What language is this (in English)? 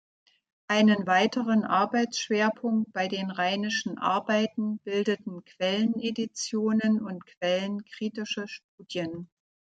German